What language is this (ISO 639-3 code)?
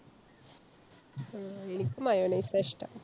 mal